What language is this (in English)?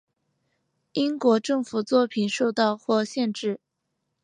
Chinese